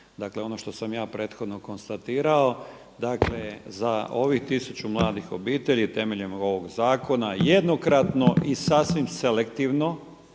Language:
Croatian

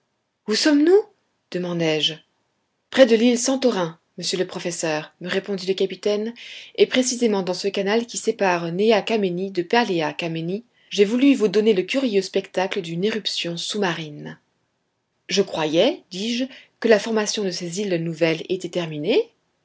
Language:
French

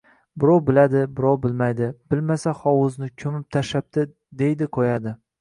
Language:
Uzbek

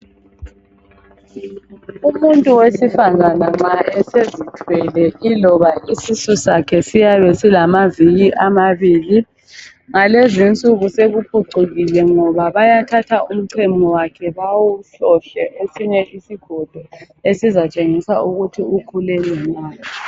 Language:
North Ndebele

